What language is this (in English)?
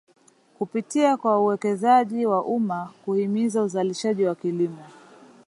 Swahili